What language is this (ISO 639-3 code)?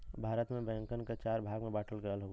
bho